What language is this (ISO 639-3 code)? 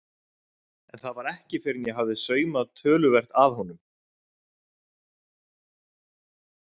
isl